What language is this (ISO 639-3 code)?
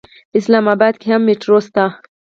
pus